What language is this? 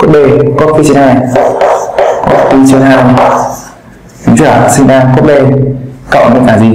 Vietnamese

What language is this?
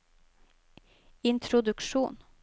Norwegian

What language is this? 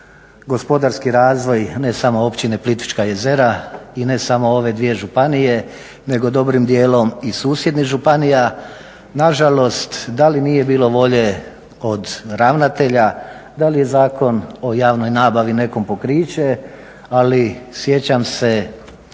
Croatian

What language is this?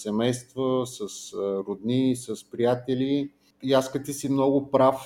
Bulgarian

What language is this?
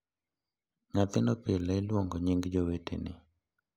Luo (Kenya and Tanzania)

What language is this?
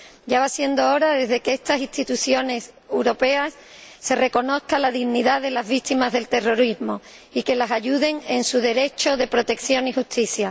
Spanish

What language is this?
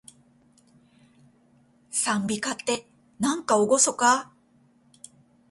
Japanese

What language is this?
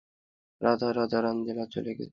Bangla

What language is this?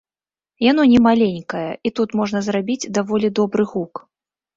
Belarusian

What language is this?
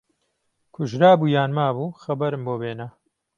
Central Kurdish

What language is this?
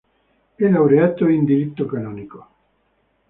Italian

